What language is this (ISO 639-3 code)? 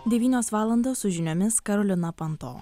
lit